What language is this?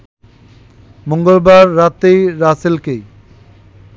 Bangla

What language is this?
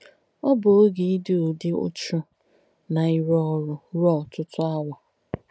Igbo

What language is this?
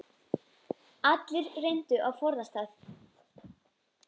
Icelandic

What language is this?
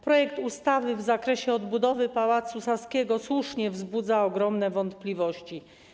Polish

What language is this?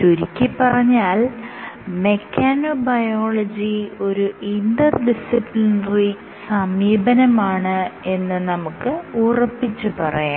Malayalam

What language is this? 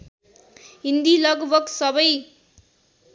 Nepali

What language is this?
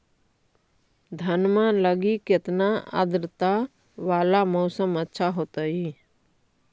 Magahi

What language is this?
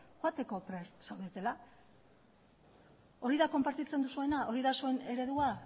Basque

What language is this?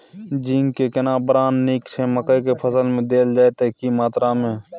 Maithili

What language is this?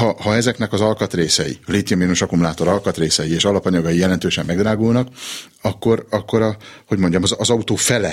Hungarian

